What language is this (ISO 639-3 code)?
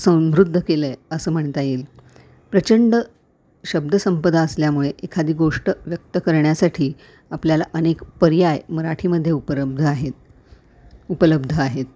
mar